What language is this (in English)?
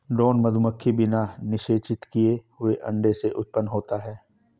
Hindi